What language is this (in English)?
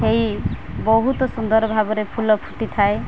Odia